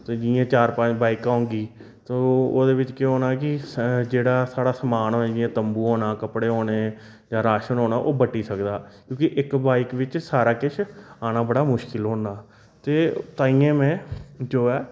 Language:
Dogri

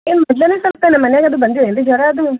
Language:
Kannada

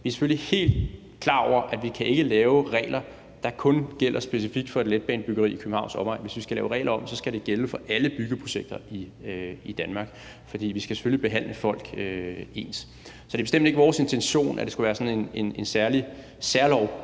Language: Danish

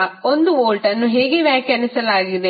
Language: Kannada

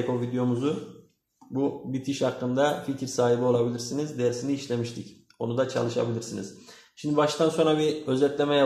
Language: Turkish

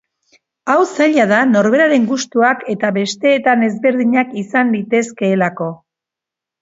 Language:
Basque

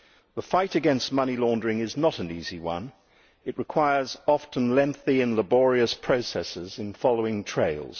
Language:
English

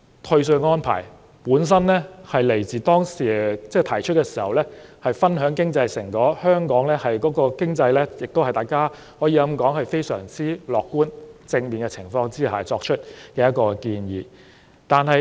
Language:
Cantonese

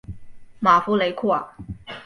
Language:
Chinese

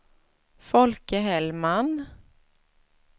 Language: Swedish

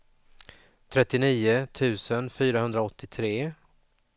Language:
Swedish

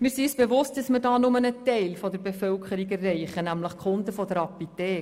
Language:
Swiss German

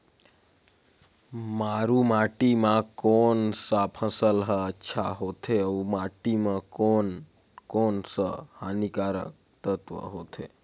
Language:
Chhattisgarhi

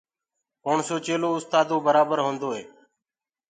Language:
Gurgula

